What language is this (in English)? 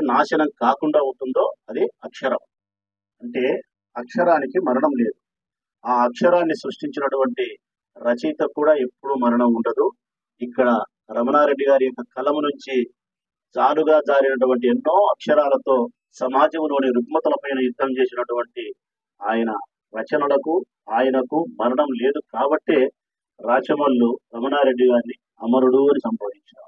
Telugu